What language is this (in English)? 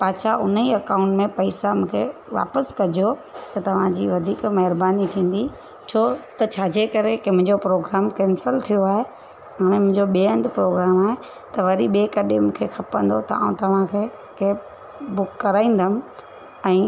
Sindhi